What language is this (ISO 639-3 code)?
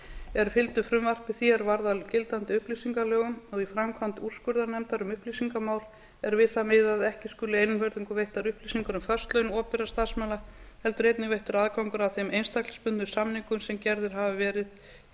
isl